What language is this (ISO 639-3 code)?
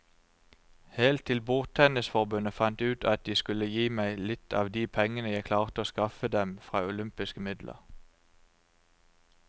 nor